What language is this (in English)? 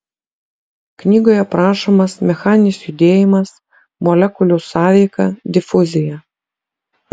Lithuanian